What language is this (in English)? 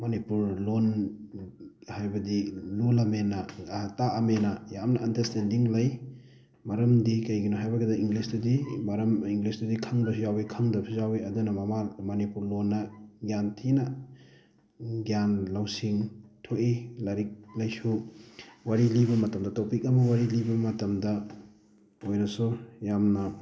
Manipuri